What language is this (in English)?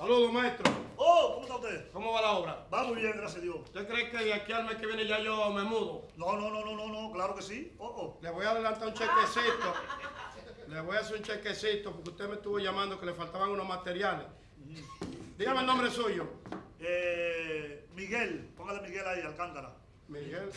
Spanish